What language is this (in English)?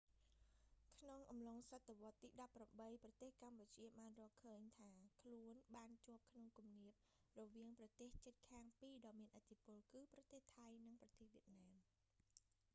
Khmer